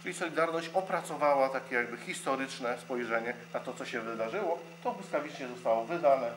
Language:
Polish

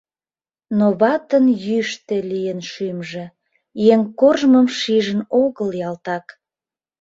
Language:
Mari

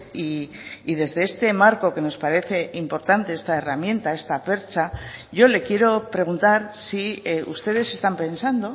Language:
Spanish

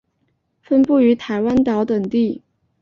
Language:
Chinese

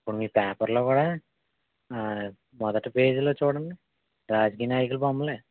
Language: Telugu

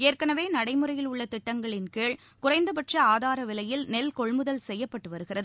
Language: Tamil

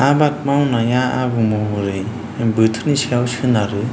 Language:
Bodo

